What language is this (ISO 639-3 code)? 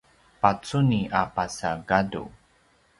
pwn